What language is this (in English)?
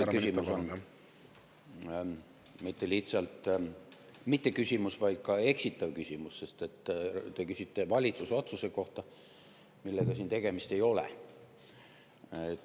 Estonian